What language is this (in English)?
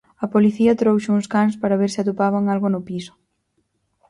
Galician